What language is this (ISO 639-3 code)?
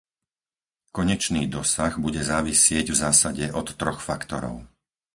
slk